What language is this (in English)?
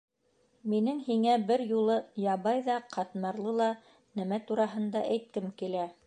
Bashkir